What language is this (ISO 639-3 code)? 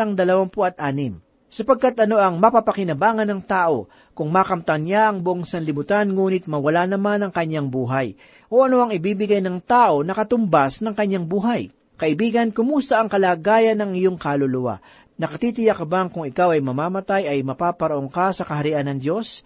fil